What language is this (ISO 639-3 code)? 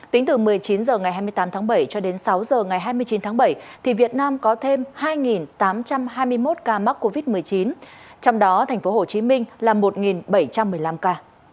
vie